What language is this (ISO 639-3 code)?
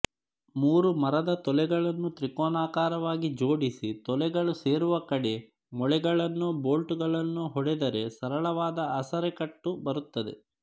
kan